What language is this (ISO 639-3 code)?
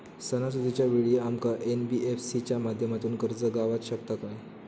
mar